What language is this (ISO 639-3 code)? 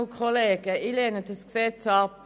gsw